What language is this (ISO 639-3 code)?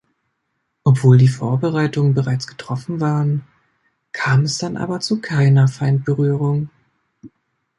deu